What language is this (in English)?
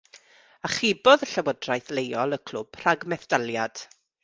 Welsh